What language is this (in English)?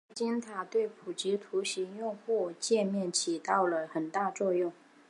Chinese